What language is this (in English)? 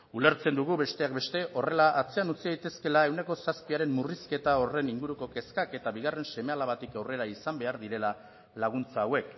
Basque